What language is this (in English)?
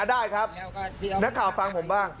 Thai